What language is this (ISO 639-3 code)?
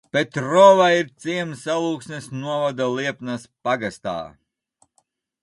lav